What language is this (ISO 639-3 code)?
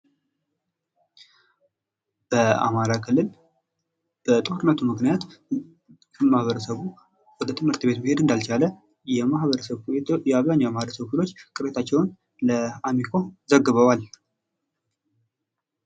amh